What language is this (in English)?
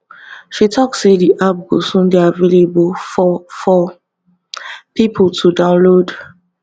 Nigerian Pidgin